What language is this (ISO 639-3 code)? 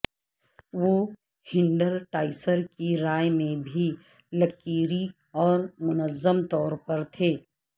urd